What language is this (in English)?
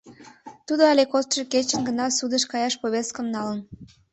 Mari